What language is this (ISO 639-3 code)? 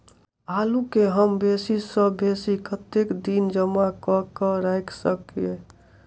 mai